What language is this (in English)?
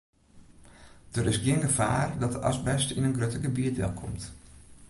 Western Frisian